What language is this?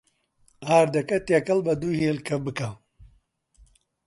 Central Kurdish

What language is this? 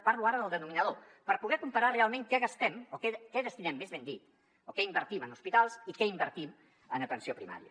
Catalan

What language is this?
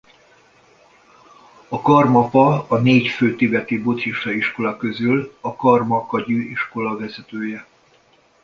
Hungarian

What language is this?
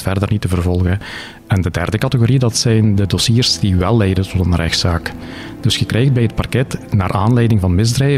Dutch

